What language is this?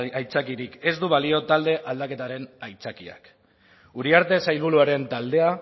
Basque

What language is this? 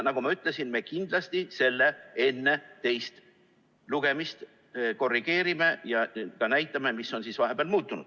Estonian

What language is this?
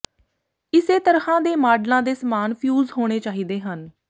Punjabi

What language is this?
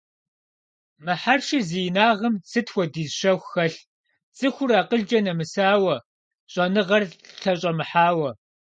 Kabardian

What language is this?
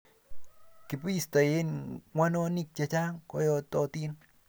Kalenjin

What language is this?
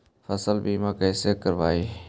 Magahi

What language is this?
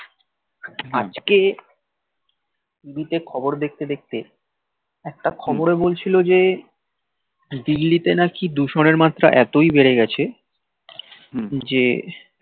Bangla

